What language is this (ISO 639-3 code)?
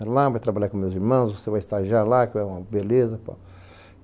por